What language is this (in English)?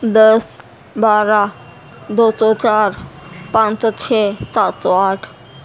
Urdu